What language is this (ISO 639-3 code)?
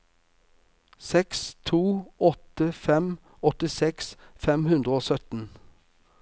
nor